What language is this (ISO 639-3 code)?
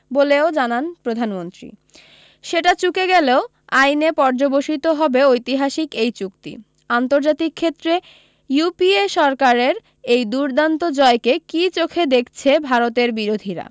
ben